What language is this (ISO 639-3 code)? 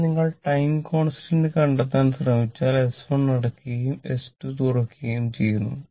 mal